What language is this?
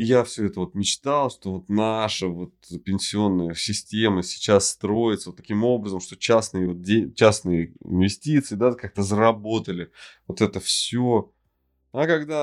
Russian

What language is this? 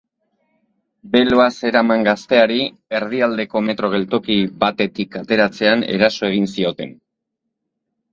Basque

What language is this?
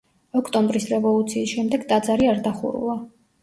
Georgian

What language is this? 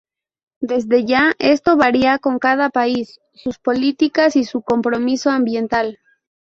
Spanish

